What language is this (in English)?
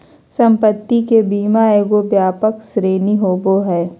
Magahi